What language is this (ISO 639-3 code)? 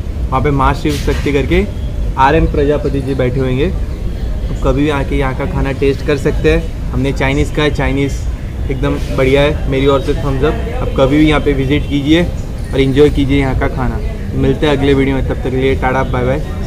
hin